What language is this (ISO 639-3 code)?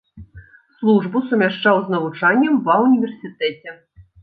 bel